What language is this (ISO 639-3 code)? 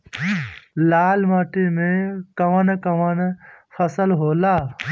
bho